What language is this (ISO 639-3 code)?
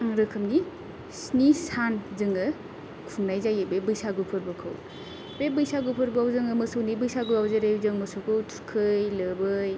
brx